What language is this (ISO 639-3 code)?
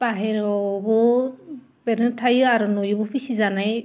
brx